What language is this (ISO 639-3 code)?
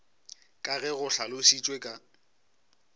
nso